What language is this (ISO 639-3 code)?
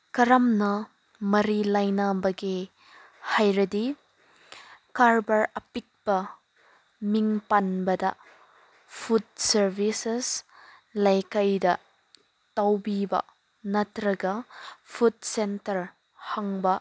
mni